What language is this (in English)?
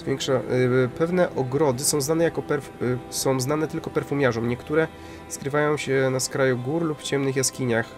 Polish